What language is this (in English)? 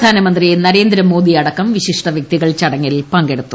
Malayalam